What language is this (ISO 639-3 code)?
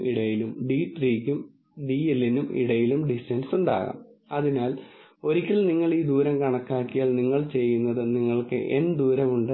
mal